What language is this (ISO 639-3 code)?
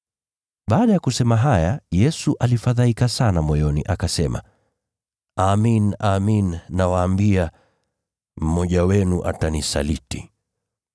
swa